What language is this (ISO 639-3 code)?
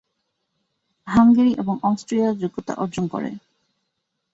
ben